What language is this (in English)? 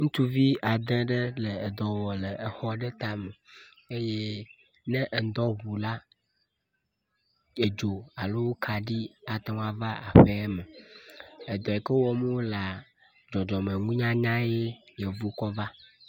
Ewe